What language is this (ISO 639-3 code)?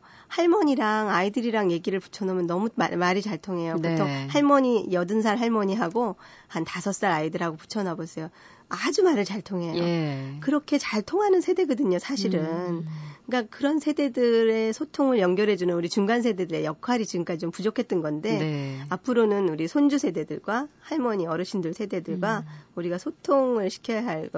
kor